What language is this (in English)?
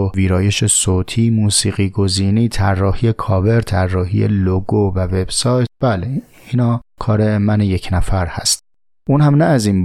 Persian